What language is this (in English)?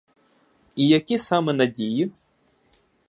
Ukrainian